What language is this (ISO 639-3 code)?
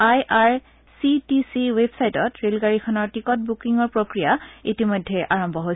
asm